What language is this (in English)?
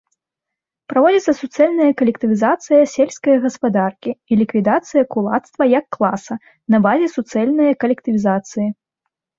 Belarusian